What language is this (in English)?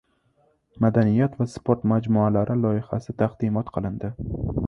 Uzbek